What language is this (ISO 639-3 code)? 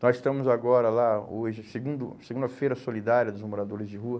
por